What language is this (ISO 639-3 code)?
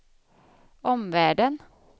swe